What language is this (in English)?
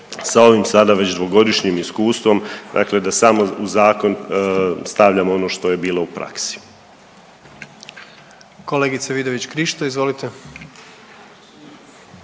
Croatian